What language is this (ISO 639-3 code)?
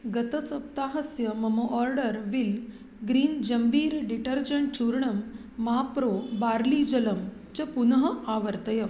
san